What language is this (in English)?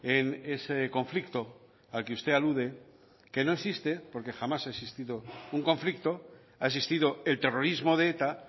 Spanish